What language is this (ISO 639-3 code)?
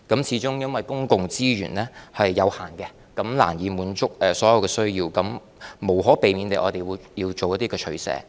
yue